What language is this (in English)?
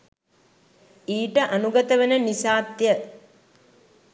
Sinhala